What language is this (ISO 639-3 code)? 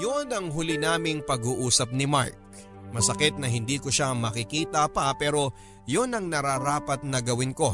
fil